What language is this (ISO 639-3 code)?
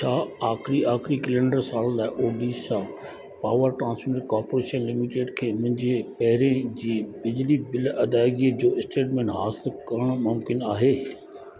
snd